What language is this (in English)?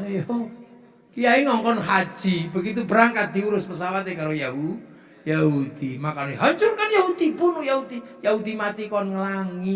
Indonesian